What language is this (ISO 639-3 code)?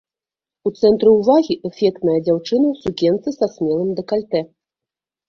bel